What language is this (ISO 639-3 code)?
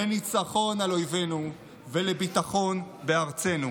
heb